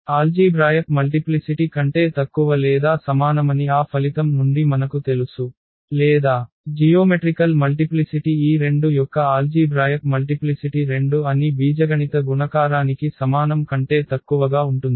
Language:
Telugu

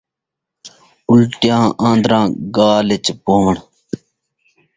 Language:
Saraiki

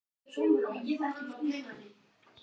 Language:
Icelandic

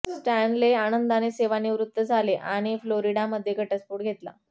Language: Marathi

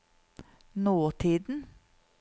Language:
Norwegian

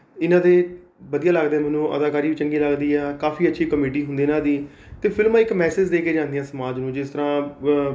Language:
Punjabi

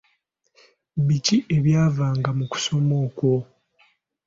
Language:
Ganda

